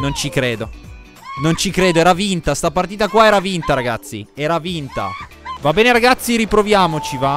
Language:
Italian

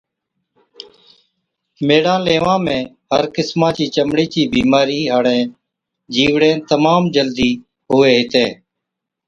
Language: Od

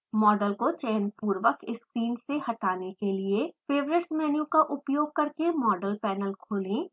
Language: Hindi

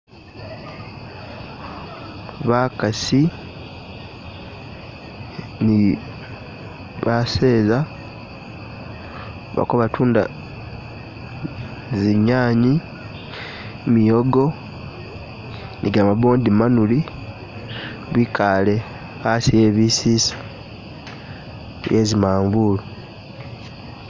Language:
Masaaba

